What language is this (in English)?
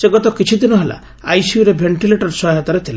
Odia